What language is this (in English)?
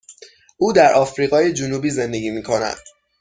Persian